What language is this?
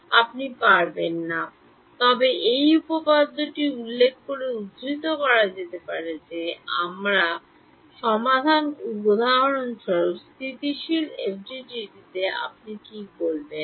Bangla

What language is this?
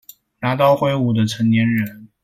Chinese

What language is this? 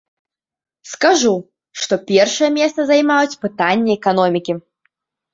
Belarusian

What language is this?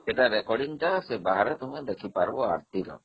Odia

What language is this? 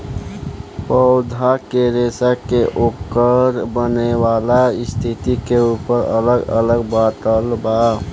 Bhojpuri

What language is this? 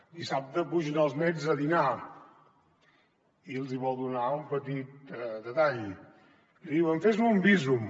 Catalan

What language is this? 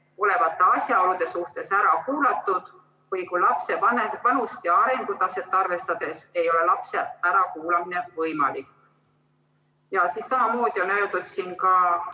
Estonian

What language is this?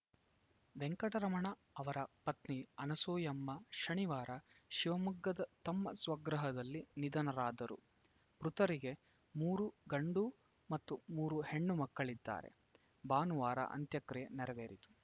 Kannada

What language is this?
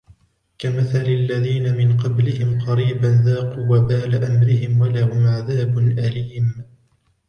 Arabic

